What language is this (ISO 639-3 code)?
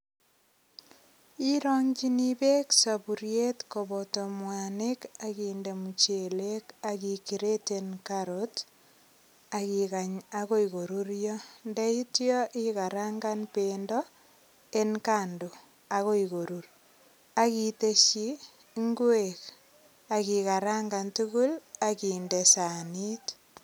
kln